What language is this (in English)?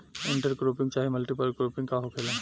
Bhojpuri